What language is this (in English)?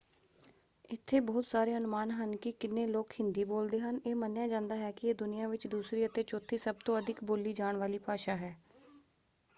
Punjabi